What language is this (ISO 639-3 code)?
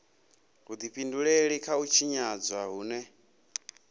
ven